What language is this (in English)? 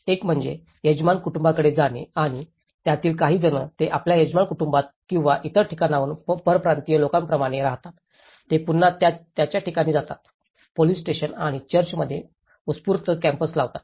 Marathi